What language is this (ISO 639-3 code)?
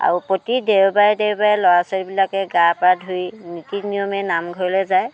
asm